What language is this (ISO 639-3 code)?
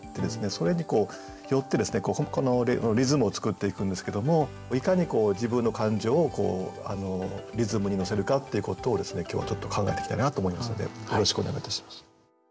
jpn